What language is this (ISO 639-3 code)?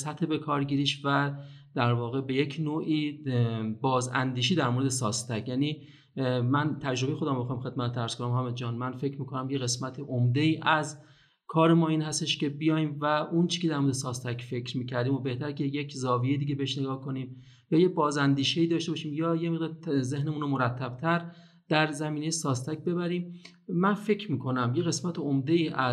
fas